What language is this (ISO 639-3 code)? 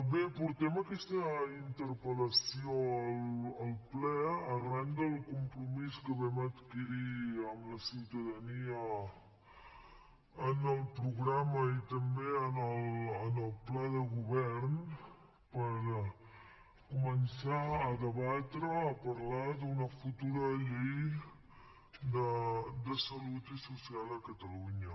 cat